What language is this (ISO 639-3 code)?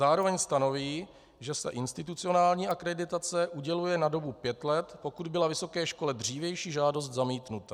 ces